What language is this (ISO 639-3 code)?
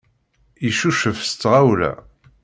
kab